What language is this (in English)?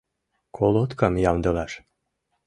Mari